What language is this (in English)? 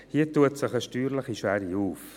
Swiss German